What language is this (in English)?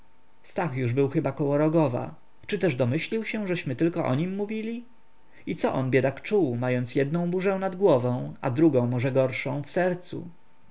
Polish